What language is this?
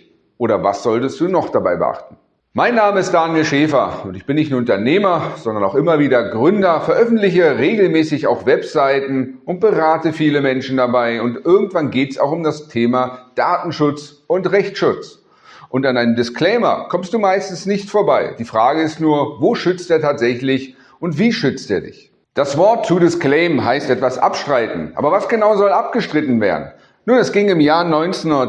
German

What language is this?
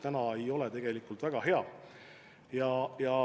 Estonian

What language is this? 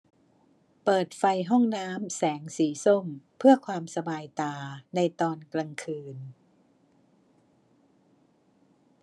Thai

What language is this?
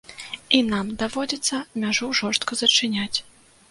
Belarusian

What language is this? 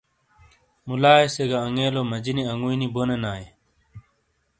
Shina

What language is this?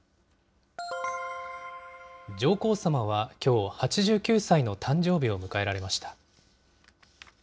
Japanese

